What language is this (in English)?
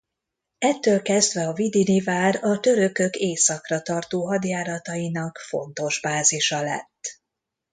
Hungarian